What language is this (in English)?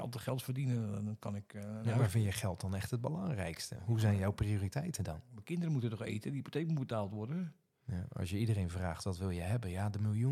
Dutch